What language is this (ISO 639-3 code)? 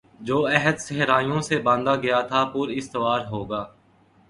urd